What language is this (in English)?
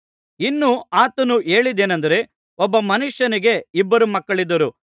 Kannada